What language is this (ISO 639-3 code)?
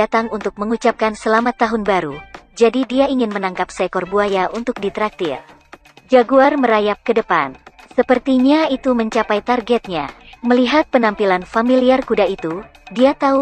ind